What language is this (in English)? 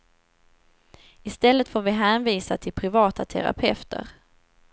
Swedish